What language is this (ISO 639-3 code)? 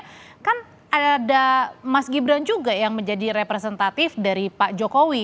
ind